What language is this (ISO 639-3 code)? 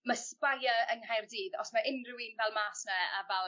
cym